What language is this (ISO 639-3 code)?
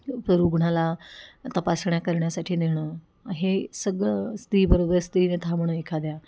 mar